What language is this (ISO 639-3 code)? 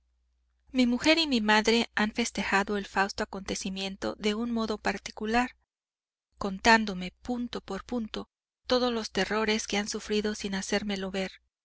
spa